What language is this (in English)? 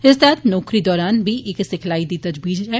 Dogri